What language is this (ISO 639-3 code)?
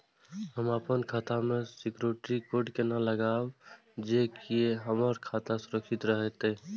mai